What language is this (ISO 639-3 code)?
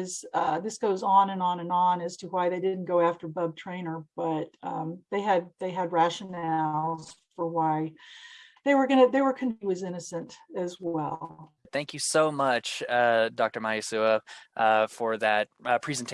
eng